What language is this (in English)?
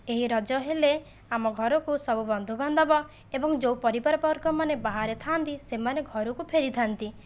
Odia